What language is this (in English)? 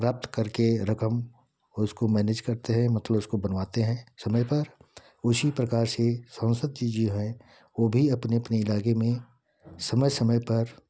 Hindi